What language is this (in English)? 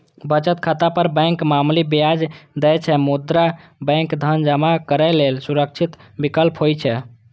Maithili